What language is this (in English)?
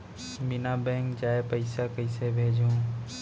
Chhattisgarhi